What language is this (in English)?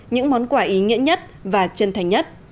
Vietnamese